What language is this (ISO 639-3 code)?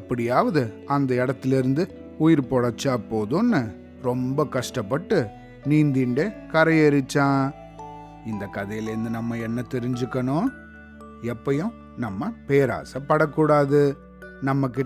tam